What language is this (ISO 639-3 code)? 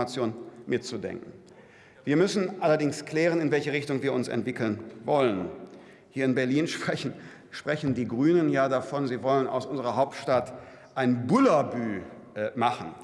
deu